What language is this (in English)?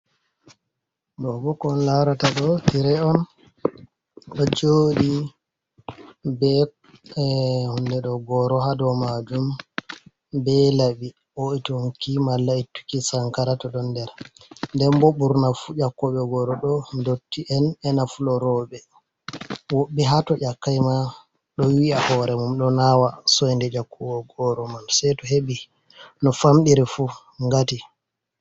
Fula